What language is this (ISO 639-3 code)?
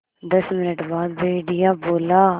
hin